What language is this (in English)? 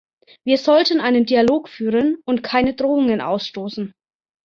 German